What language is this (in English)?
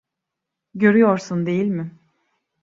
Turkish